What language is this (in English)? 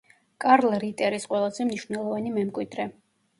Georgian